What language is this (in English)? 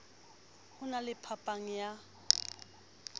Southern Sotho